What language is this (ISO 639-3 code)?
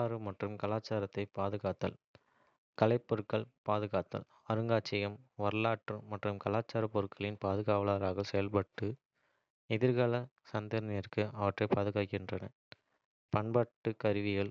kfe